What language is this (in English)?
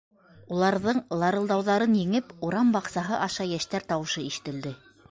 Bashkir